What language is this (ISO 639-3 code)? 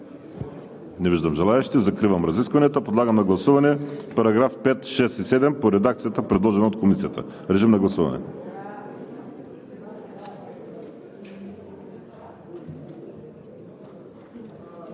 bul